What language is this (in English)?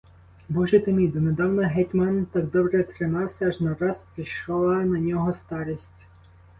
Ukrainian